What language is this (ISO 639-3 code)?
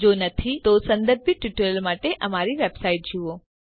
guj